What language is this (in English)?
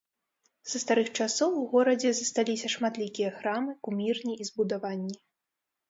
Belarusian